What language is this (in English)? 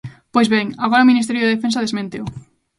Galician